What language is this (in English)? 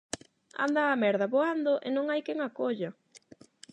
Galician